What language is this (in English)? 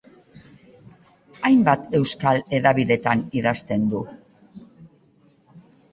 Basque